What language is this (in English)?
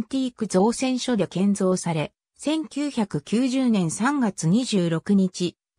Japanese